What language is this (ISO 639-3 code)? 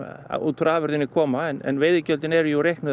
isl